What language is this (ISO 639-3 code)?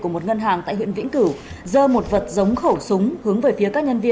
vie